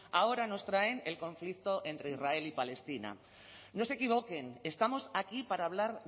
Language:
Spanish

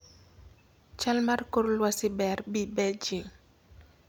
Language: Luo (Kenya and Tanzania)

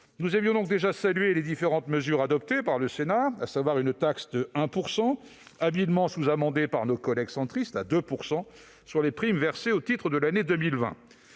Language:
French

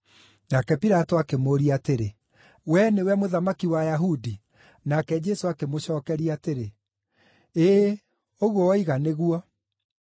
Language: Kikuyu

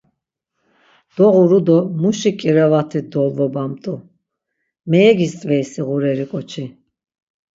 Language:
Laz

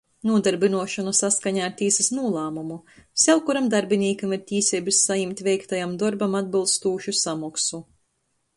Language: Latgalian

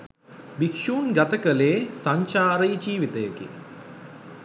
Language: Sinhala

